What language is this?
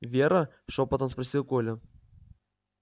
Russian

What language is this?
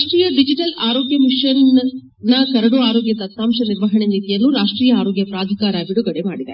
Kannada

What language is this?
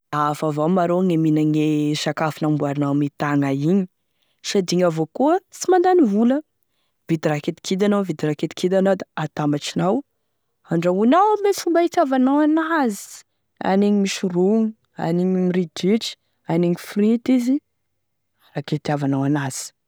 Tesaka Malagasy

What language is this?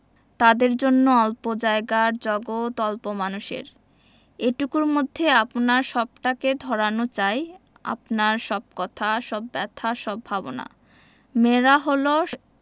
Bangla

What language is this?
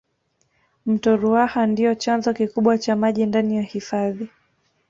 Swahili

